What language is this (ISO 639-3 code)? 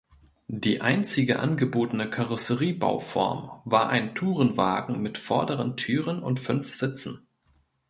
deu